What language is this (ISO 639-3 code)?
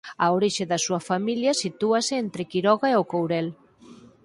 glg